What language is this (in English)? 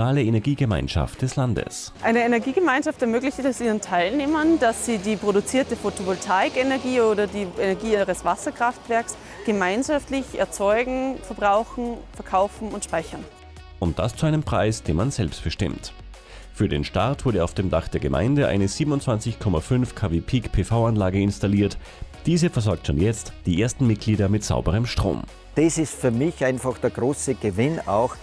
German